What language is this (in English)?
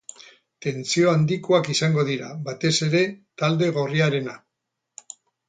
Basque